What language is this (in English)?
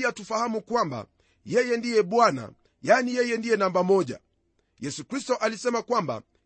Swahili